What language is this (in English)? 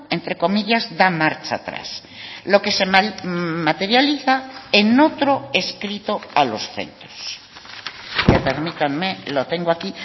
Spanish